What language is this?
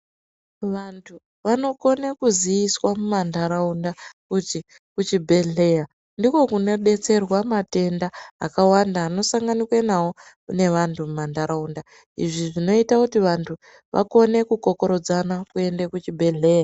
Ndau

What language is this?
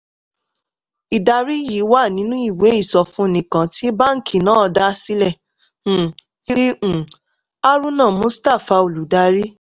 Yoruba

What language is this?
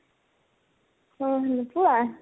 Assamese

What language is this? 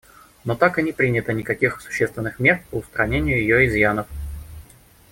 Russian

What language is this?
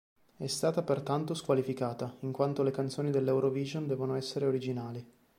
Italian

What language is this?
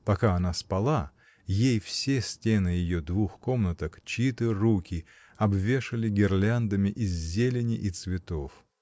Russian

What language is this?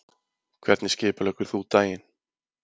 Icelandic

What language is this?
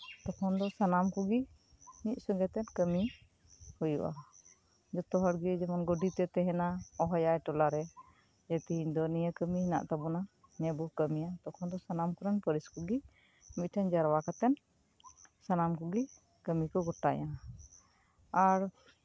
Santali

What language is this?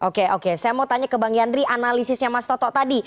Indonesian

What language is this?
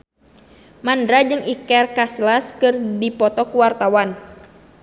Sundanese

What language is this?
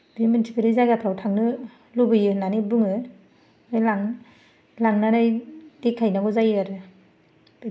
Bodo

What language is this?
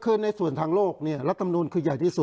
Thai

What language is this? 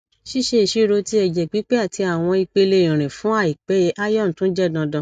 Yoruba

